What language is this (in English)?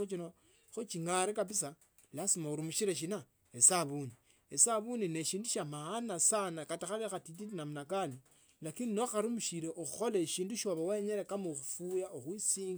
Tsotso